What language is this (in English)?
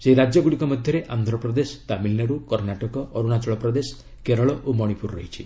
Odia